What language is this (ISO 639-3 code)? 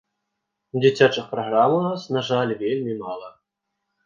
bel